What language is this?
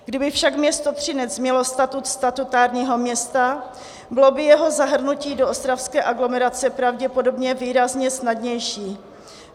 Czech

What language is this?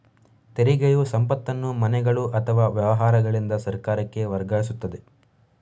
Kannada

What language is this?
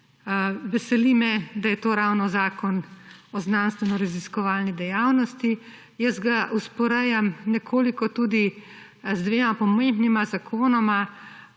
Slovenian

